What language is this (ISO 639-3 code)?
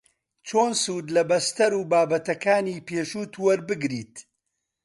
ckb